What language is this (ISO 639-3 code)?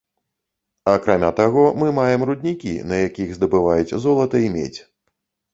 bel